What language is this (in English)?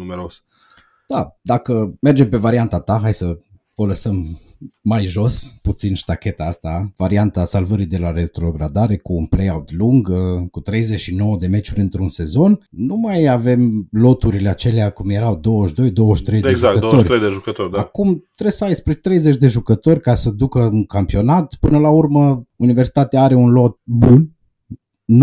Romanian